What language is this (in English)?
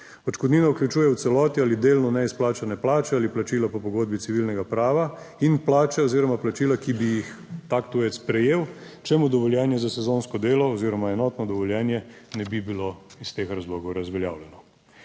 Slovenian